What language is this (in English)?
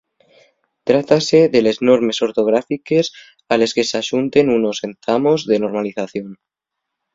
Asturian